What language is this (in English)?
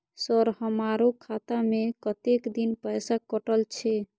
Maithili